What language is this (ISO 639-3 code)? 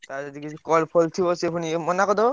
ori